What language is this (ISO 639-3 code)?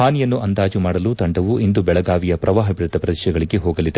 kan